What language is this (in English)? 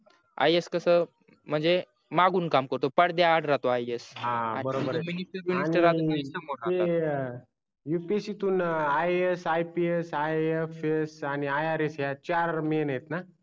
Marathi